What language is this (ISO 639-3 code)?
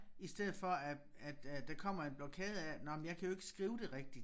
dan